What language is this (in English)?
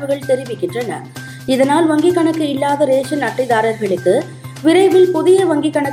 Tamil